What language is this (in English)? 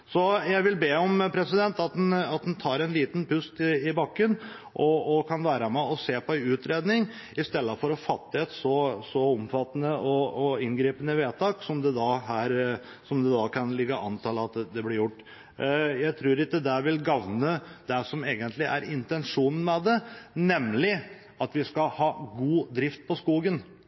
Norwegian Bokmål